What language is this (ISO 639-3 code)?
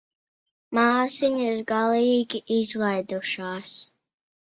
lav